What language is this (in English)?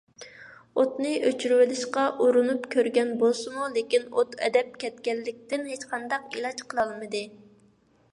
Uyghur